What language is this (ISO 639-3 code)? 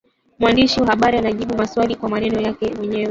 swa